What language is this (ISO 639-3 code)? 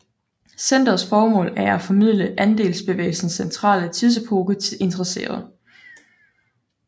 dan